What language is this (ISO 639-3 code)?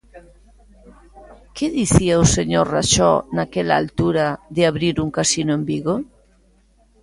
glg